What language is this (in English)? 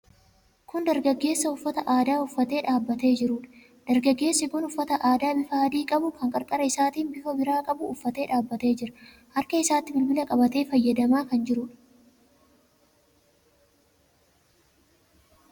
Oromo